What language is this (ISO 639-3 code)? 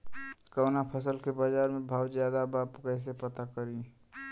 bho